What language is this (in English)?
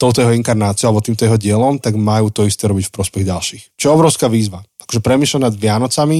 Slovak